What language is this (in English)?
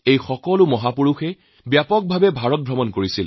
Assamese